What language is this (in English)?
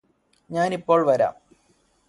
Malayalam